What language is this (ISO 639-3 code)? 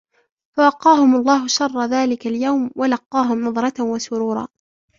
ara